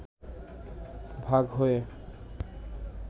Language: Bangla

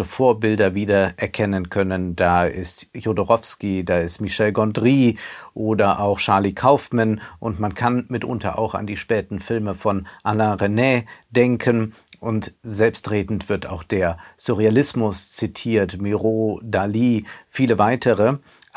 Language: German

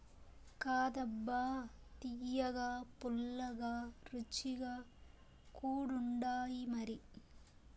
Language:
Telugu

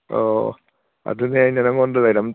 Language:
Manipuri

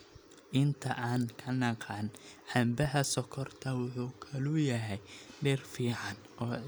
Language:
Somali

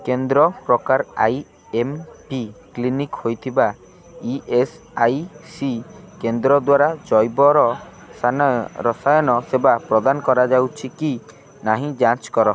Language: Odia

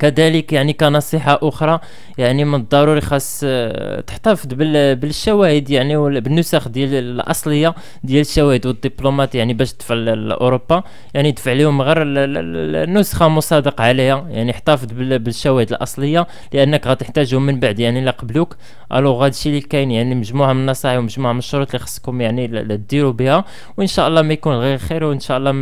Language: Arabic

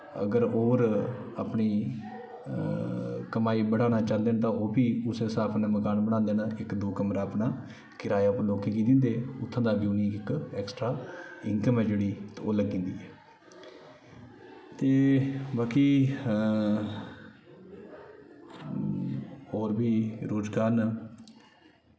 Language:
Dogri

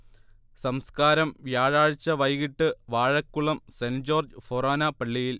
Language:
Malayalam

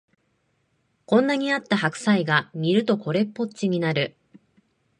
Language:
Japanese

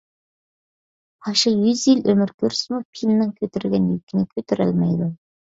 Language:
Uyghur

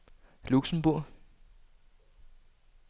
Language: Danish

